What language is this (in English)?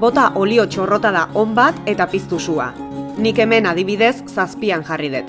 Basque